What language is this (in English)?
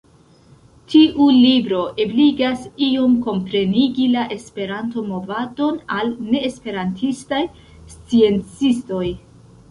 Esperanto